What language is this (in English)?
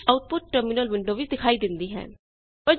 Punjabi